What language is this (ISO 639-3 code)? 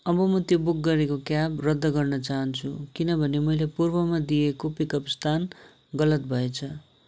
nep